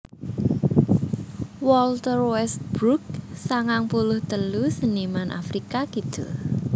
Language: Javanese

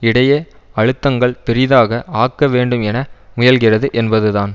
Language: Tamil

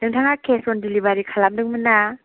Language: Bodo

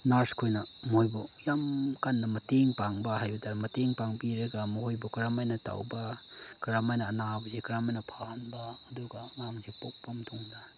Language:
Manipuri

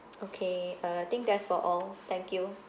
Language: English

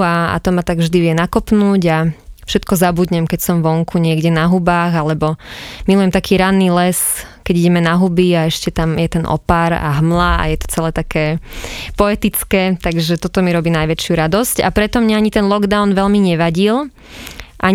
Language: Slovak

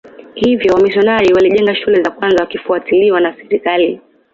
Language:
Swahili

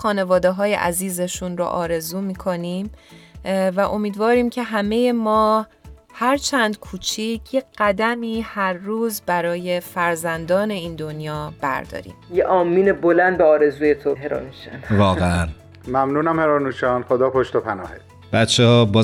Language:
Persian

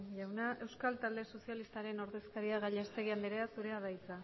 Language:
Basque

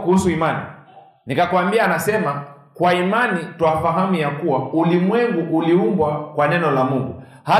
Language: Swahili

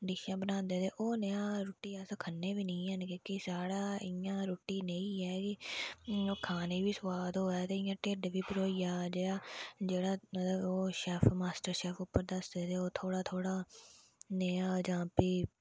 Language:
Dogri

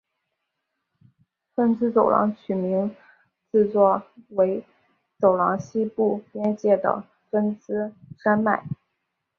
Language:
Chinese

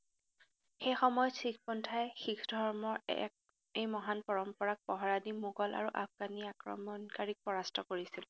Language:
Assamese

